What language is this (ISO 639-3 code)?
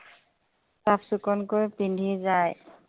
asm